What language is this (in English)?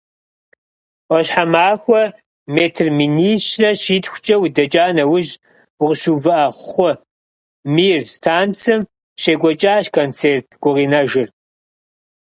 Kabardian